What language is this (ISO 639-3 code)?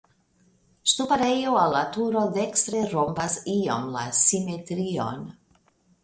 epo